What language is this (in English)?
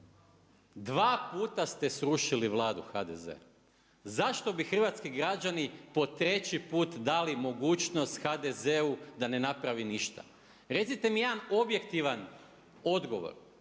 Croatian